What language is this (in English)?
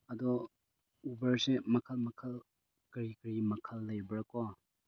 Manipuri